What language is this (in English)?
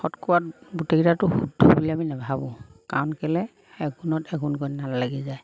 Assamese